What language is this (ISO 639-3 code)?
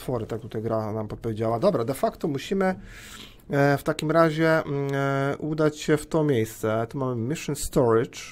pol